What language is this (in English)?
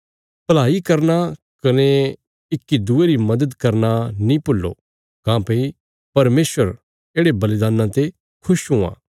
Bilaspuri